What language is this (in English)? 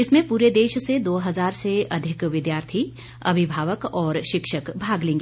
Hindi